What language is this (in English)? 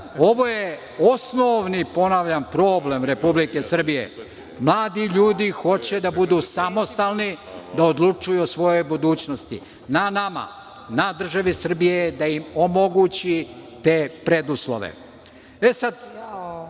Serbian